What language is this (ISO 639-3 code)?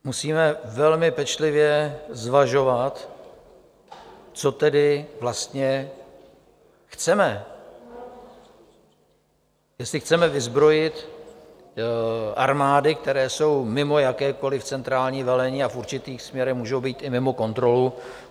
ces